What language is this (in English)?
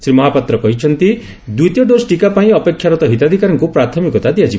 Odia